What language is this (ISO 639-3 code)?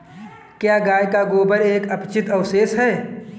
hin